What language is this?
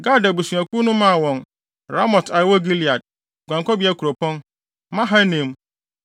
Akan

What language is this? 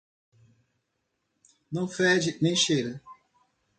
Portuguese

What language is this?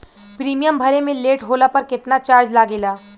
Bhojpuri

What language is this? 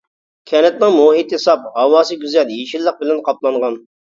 Uyghur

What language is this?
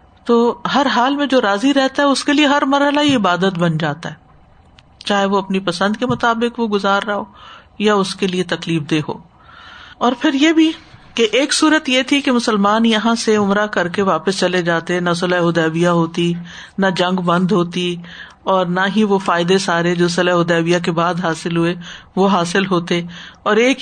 Urdu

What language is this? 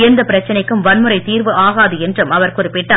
Tamil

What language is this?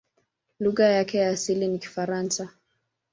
Swahili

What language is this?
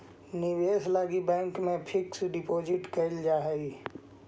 Magahi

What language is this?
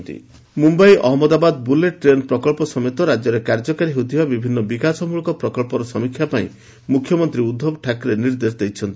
Odia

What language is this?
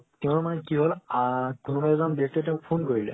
Assamese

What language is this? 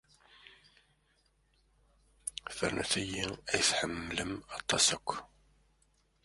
Kabyle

